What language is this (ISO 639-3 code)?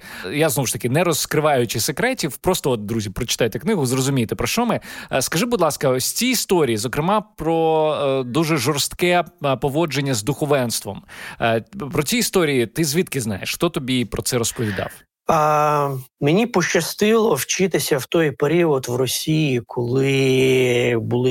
ukr